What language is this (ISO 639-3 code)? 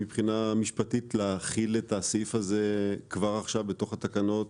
heb